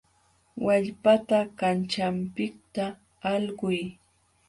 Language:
Jauja Wanca Quechua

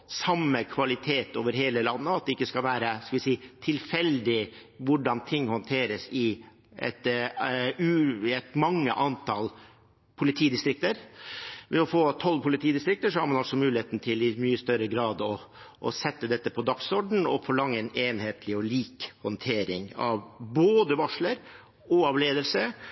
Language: Norwegian Bokmål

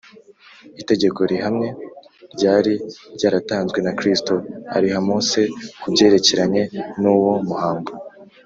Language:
Kinyarwanda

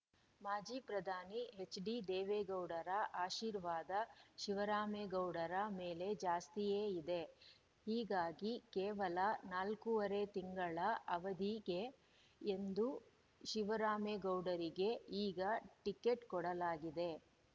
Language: Kannada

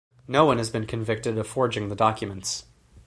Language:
English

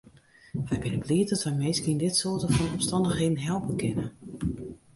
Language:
Western Frisian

